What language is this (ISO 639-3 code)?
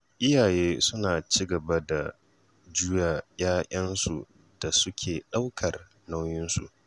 hau